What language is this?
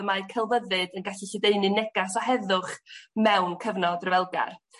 Welsh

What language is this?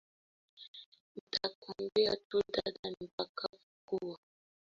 Swahili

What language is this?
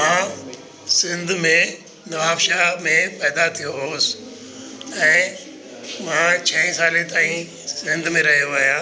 Sindhi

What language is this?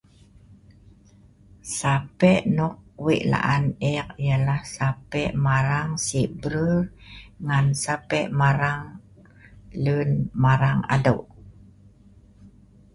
Sa'ban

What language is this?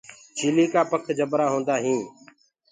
Gurgula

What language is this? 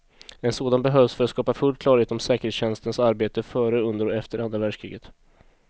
Swedish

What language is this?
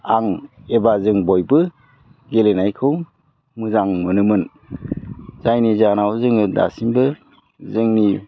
Bodo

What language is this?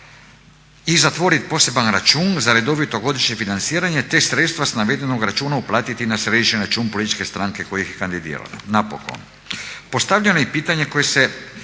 Croatian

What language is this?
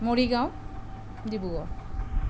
Assamese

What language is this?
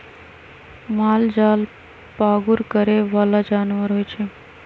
Magahi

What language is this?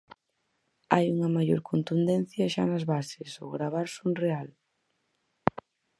Galician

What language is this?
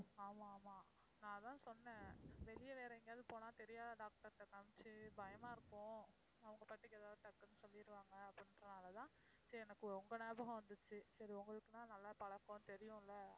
Tamil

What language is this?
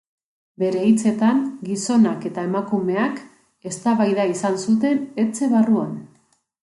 Basque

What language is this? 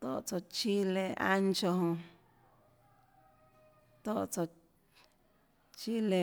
Tlacoatzintepec Chinantec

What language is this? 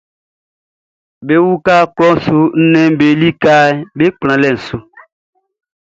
Baoulé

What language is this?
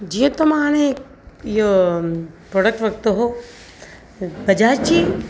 Sindhi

